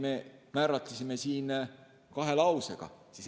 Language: Estonian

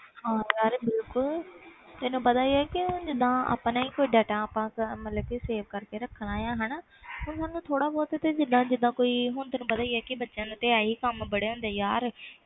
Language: Punjabi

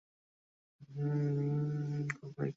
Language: Bangla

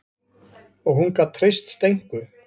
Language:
Icelandic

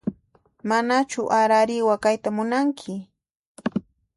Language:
Puno Quechua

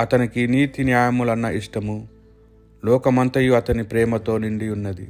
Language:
Telugu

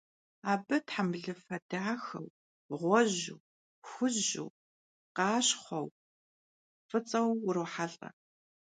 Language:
Kabardian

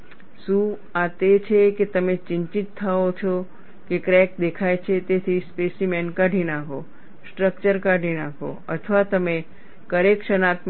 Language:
Gujarati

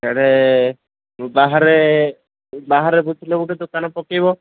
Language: Odia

